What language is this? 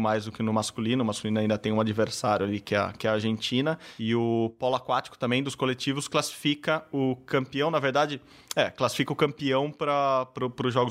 Portuguese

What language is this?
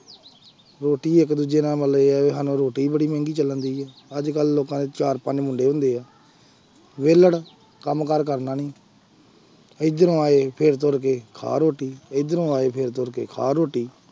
Punjabi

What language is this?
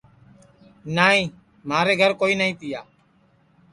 Sansi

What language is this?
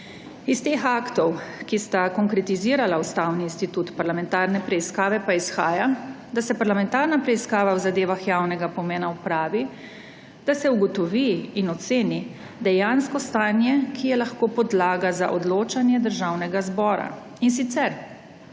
Slovenian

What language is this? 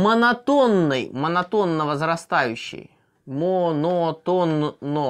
Russian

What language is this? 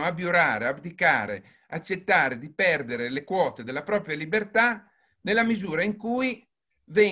Italian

